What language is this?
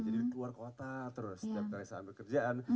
Indonesian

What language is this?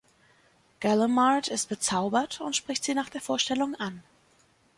German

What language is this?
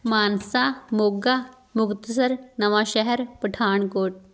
Punjabi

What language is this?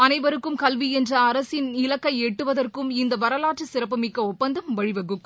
Tamil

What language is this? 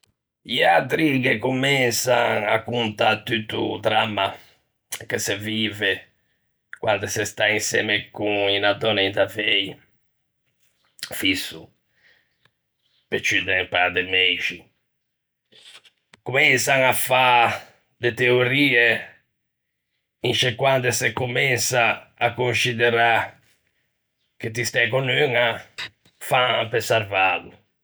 Ligurian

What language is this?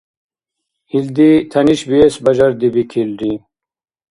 Dargwa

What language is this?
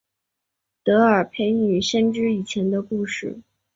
Chinese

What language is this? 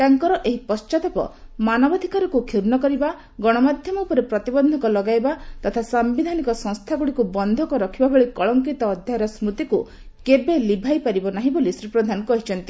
Odia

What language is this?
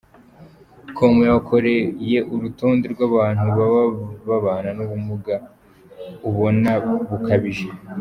Kinyarwanda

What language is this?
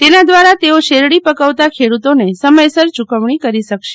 Gujarati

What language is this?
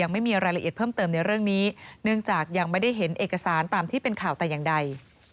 Thai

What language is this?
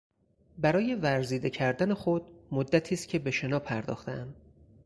Persian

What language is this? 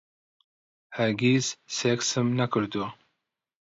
Central Kurdish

